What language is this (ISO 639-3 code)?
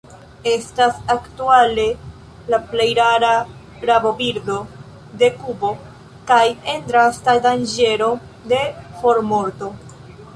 epo